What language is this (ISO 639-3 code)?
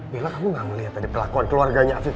ind